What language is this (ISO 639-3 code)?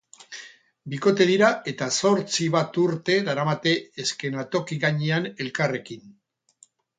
eus